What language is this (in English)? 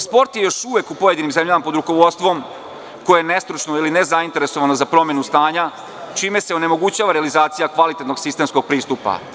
Serbian